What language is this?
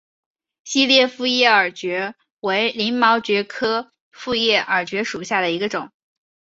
Chinese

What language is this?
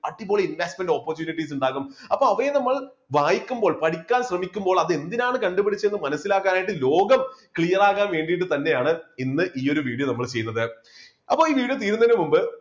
Malayalam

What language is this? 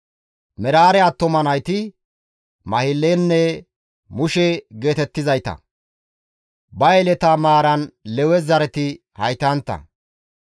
Gamo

